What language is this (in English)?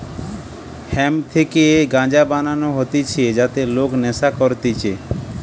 Bangla